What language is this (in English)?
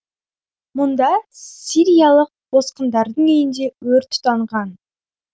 Kazakh